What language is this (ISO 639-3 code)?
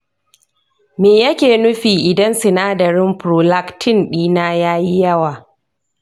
hau